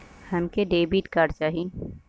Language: Bhojpuri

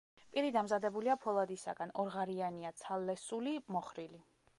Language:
Georgian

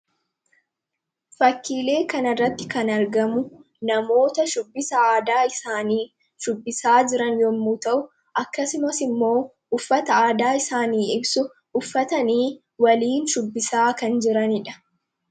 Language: Oromo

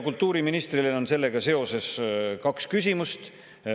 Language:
Estonian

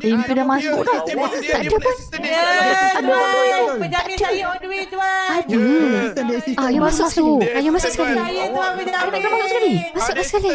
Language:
Malay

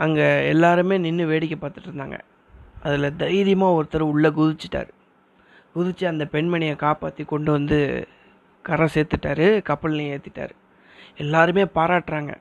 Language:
Tamil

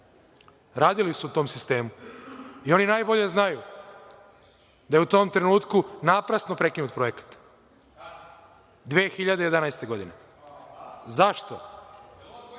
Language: Serbian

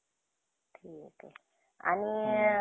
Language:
Marathi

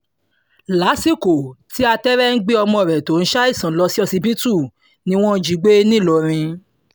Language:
Yoruba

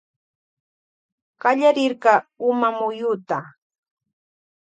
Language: Loja Highland Quichua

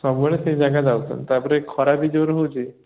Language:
Odia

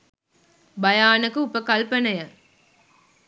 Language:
Sinhala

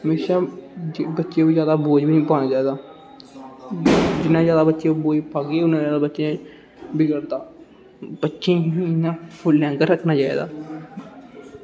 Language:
Dogri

